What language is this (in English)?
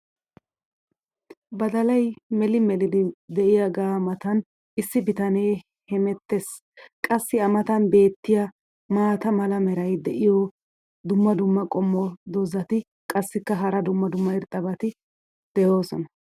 Wolaytta